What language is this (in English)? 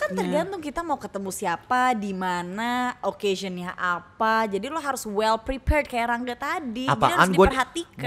Indonesian